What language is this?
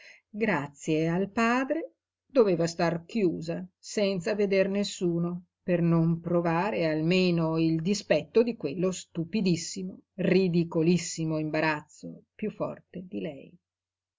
Italian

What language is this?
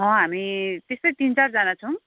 Nepali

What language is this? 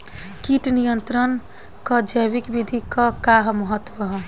Bhojpuri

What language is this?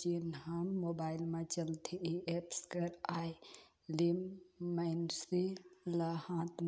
Chhattisgarhi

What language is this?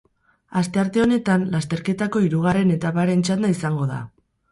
Basque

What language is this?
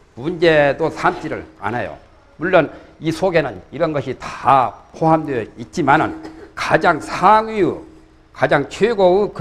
Korean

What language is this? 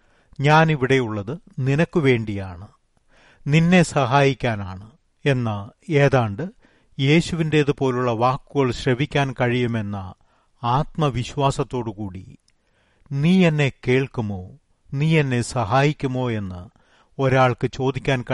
Malayalam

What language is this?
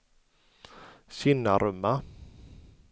Swedish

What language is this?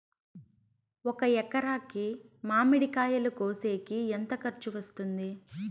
Telugu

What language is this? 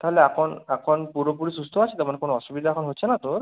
Bangla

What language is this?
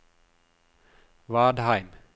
Norwegian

